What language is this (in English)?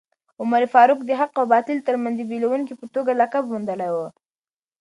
Pashto